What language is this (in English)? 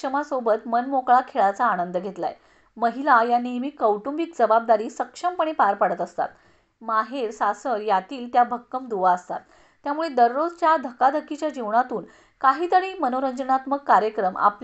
Marathi